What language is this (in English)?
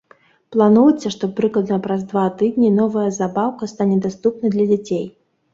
Belarusian